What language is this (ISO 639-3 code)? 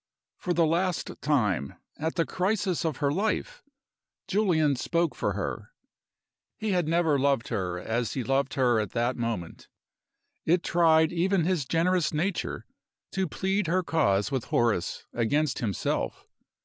eng